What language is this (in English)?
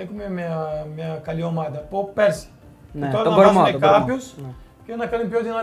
Greek